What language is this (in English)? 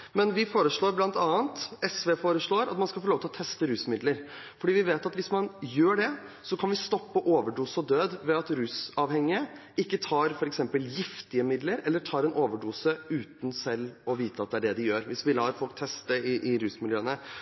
Norwegian Bokmål